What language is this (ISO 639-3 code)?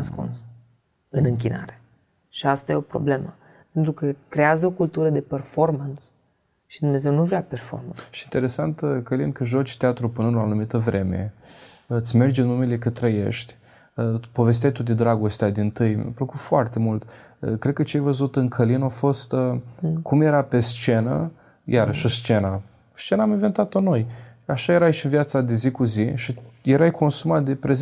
ron